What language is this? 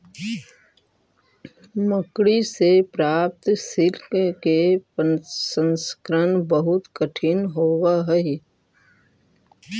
Magahi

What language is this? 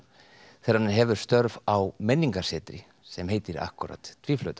Icelandic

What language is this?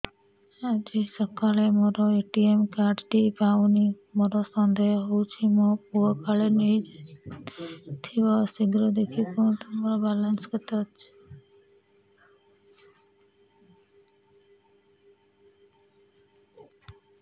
Odia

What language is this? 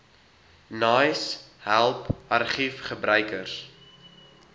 Afrikaans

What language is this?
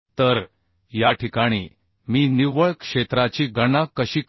Marathi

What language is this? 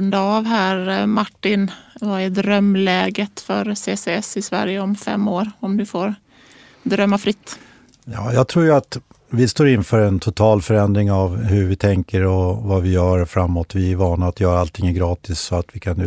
Swedish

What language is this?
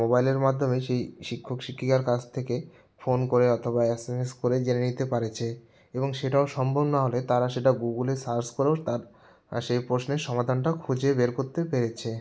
Bangla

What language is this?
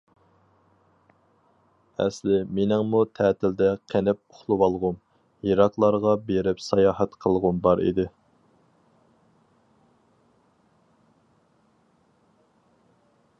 Uyghur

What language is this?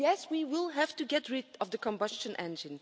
English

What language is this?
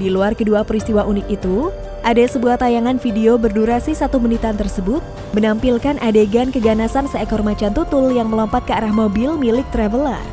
Indonesian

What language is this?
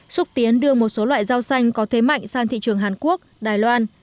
Vietnamese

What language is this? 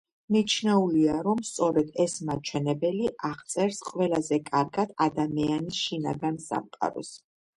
Georgian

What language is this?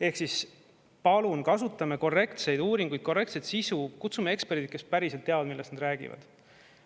Estonian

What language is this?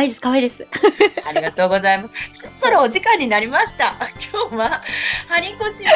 Japanese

